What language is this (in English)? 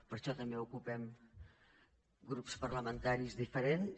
Catalan